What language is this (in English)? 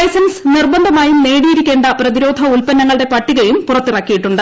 Malayalam